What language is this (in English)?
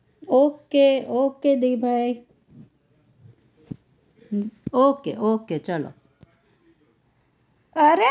Gujarati